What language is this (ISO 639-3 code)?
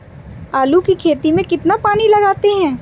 hin